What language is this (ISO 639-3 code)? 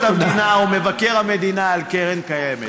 heb